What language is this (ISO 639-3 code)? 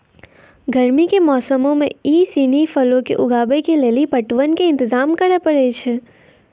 mai